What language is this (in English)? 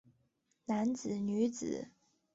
Chinese